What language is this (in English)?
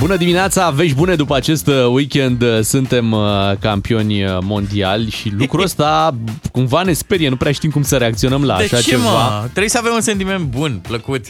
Romanian